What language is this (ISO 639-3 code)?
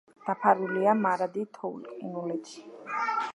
kat